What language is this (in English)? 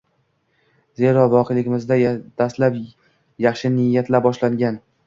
Uzbek